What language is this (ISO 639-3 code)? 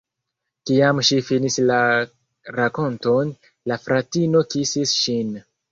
epo